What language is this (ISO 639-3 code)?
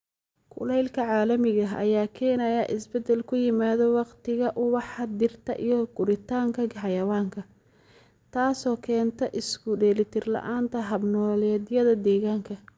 som